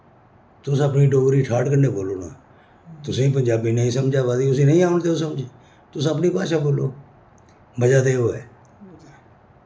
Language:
Dogri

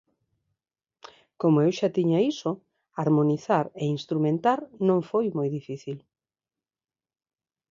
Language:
Galician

